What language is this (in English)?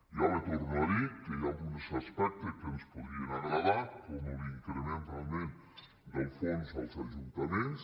Catalan